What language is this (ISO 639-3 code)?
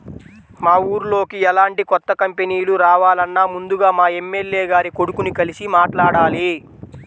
tel